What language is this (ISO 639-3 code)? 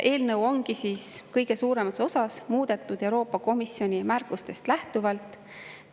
est